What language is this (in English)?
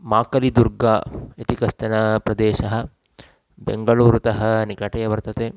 Sanskrit